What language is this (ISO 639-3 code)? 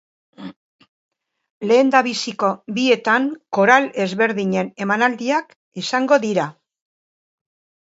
eus